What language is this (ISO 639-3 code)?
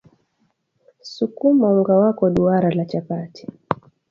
swa